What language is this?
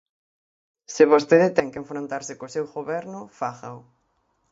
Galician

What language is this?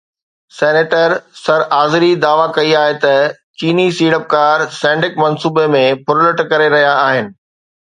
Sindhi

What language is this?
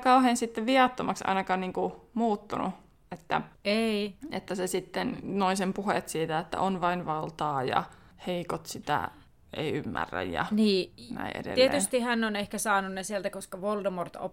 Finnish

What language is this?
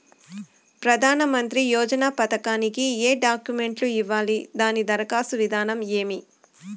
Telugu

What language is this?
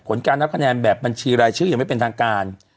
Thai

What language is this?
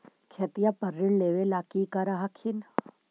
Magahi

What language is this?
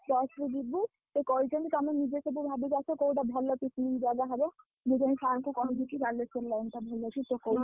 Odia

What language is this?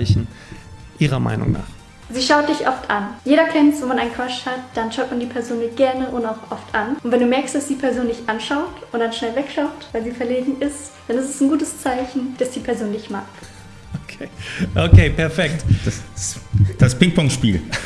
German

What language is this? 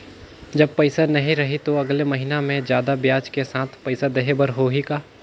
Chhattisgarhi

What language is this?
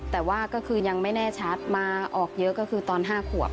Thai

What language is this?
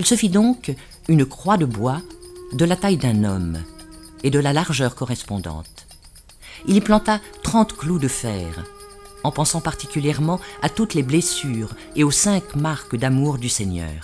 French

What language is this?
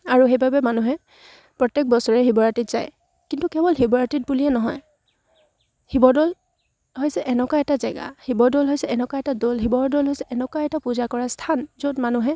Assamese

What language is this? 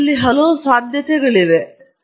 Kannada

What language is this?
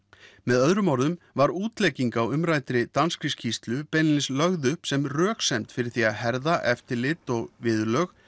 Icelandic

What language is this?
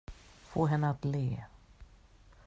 Swedish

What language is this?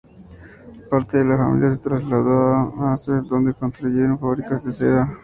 Spanish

